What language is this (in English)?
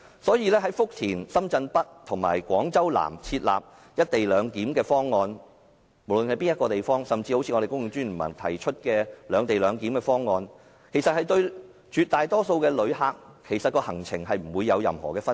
Cantonese